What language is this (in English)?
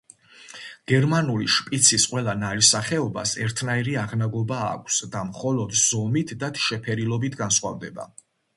Georgian